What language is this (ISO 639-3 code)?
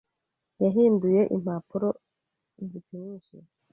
kin